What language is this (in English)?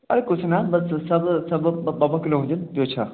Sindhi